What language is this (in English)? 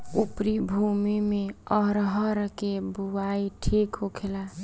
Bhojpuri